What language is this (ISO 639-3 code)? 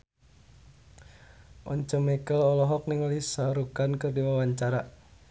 sun